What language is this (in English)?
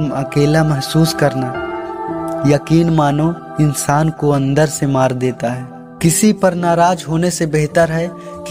Hindi